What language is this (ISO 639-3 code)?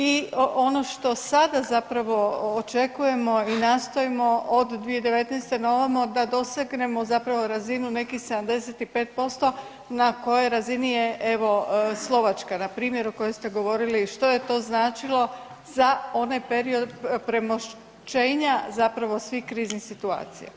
hrv